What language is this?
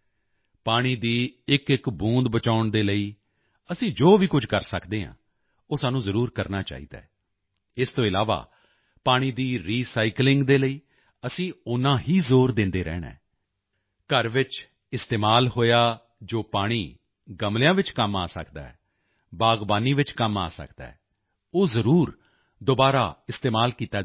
Punjabi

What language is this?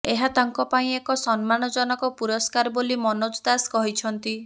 Odia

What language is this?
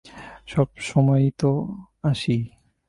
Bangla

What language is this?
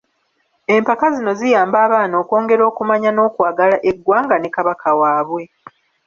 Ganda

